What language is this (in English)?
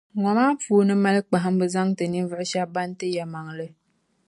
Dagbani